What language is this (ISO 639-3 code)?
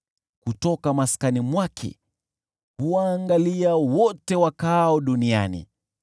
swa